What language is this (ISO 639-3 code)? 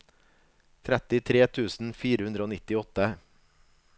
nor